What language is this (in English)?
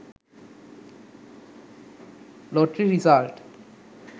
Sinhala